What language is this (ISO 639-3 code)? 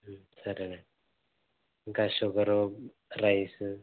tel